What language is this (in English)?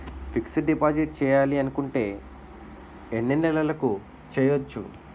Telugu